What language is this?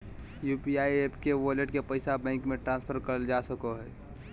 Magahi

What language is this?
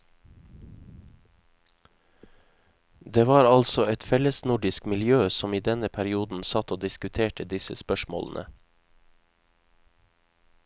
Norwegian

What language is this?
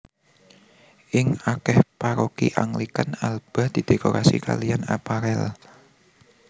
Javanese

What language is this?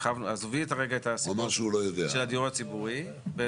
Hebrew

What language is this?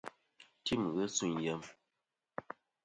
Kom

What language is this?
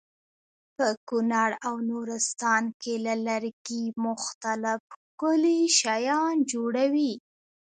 Pashto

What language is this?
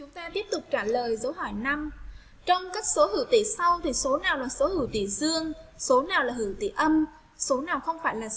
Vietnamese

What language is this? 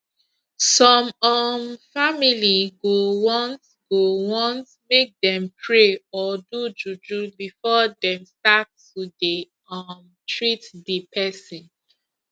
Nigerian Pidgin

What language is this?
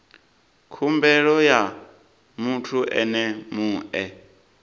Venda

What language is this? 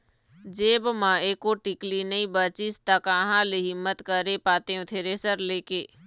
Chhattisgarhi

